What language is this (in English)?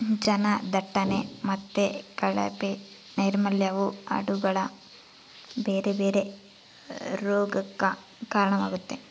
Kannada